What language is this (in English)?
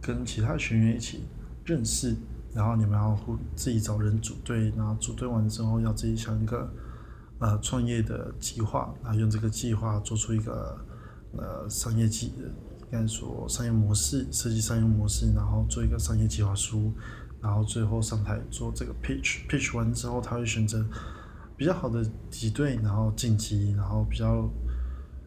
Chinese